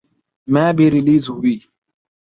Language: Urdu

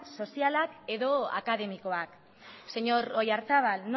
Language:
Basque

